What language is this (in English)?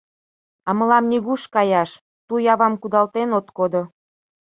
Mari